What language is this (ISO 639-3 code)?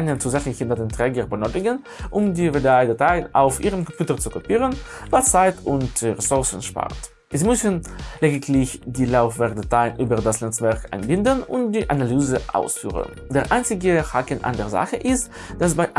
deu